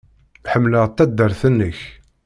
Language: Kabyle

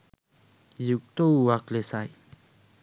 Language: Sinhala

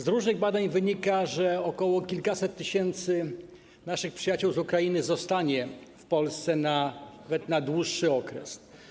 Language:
Polish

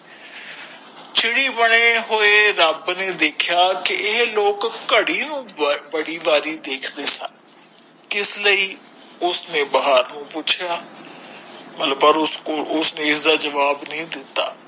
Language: Punjabi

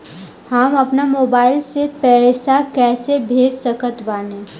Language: Bhojpuri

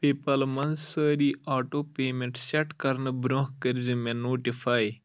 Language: Kashmiri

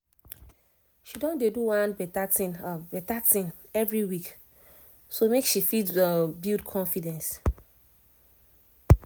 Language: Nigerian Pidgin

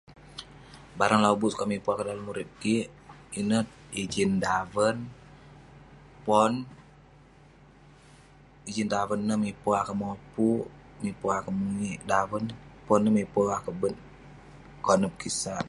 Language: Western Penan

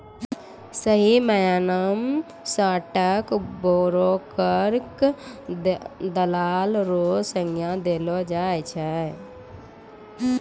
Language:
Maithili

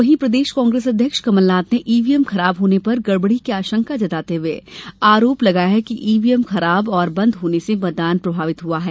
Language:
Hindi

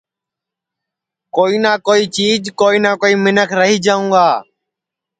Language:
Sansi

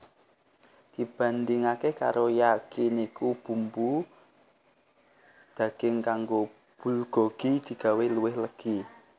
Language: Javanese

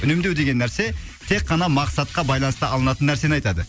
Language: Kazakh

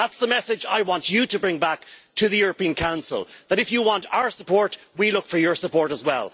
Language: English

